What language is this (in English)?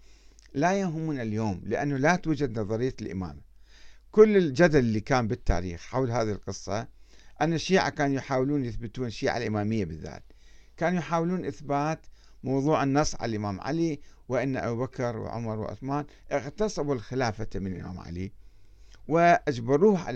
Arabic